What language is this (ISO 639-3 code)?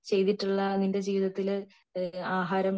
mal